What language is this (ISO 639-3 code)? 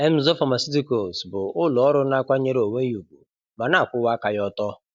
ibo